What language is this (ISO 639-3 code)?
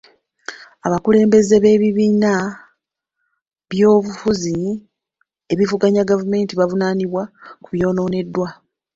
lug